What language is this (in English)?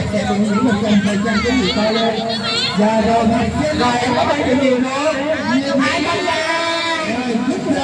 Vietnamese